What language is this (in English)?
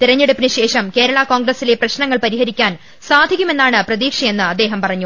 Malayalam